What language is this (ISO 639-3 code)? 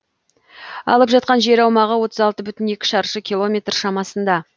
kaz